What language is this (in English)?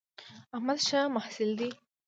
Pashto